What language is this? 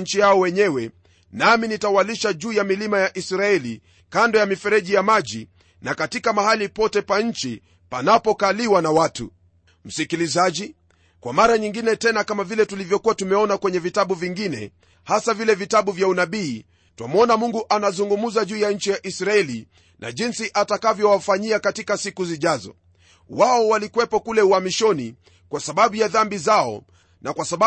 Swahili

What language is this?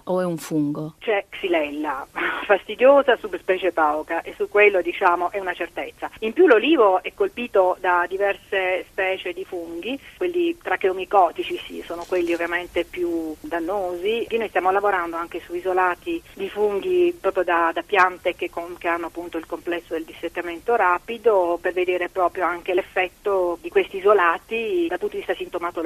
Italian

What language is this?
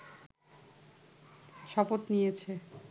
Bangla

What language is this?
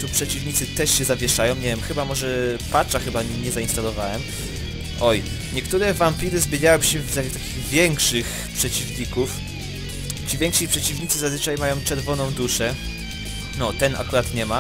Polish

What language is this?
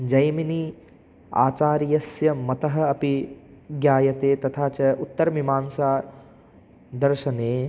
Sanskrit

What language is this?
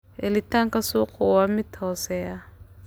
Somali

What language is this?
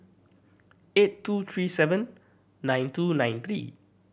English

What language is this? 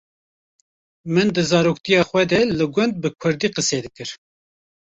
Kurdish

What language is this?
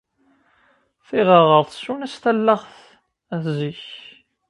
Kabyle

